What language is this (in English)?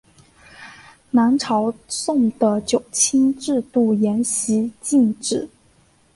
Chinese